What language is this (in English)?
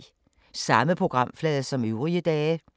Danish